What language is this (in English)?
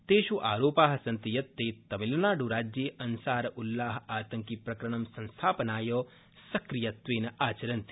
Sanskrit